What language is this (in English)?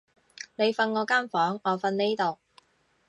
Cantonese